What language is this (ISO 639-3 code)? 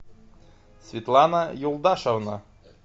rus